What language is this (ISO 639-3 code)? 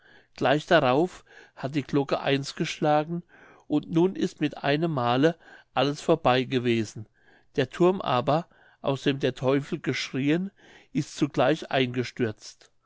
deu